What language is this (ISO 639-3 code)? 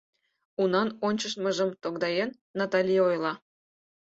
chm